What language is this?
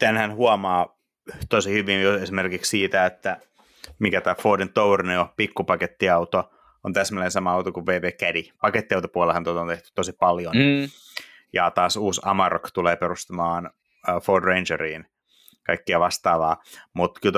Finnish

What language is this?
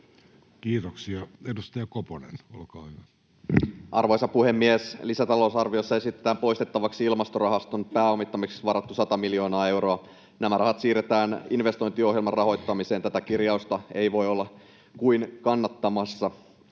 Finnish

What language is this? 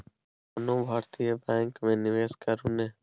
Maithili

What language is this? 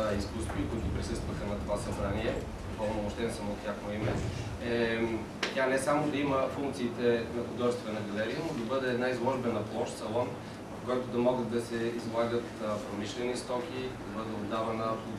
Bulgarian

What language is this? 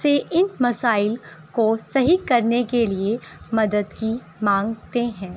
Urdu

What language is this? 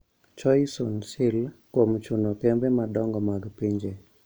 Luo (Kenya and Tanzania)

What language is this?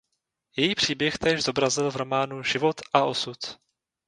Czech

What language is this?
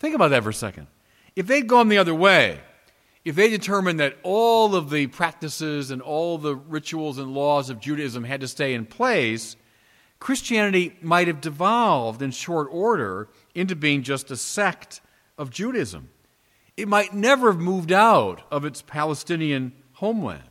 English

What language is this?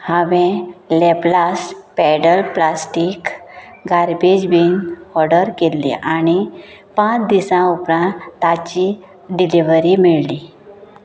Konkani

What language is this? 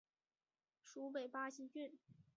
Chinese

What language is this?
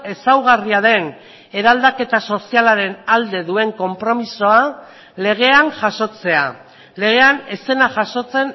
Basque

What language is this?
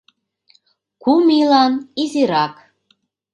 Mari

